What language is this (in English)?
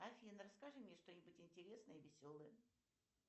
Russian